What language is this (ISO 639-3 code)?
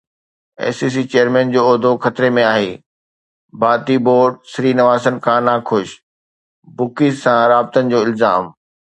snd